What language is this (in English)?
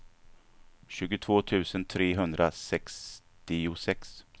Swedish